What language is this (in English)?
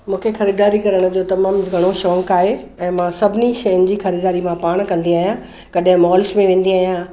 Sindhi